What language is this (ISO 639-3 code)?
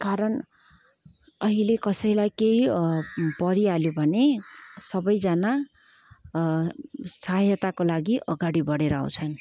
nep